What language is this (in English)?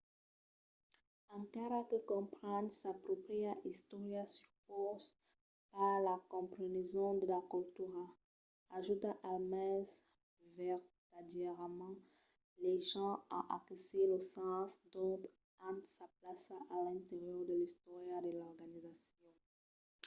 Occitan